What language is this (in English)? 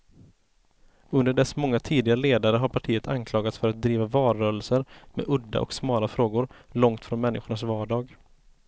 Swedish